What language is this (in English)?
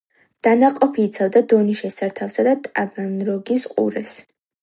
Georgian